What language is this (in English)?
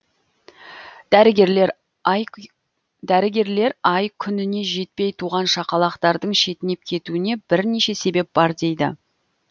Kazakh